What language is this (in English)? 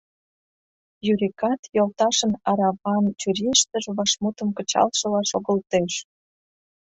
Mari